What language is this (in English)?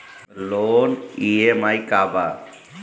Bhojpuri